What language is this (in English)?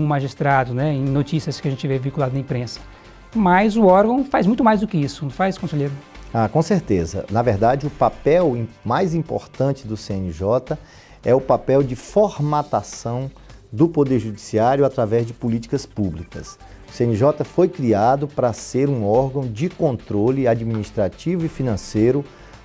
Portuguese